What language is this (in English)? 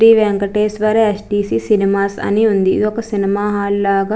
Telugu